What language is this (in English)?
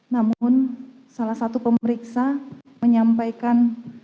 Indonesian